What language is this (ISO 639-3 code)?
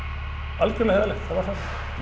isl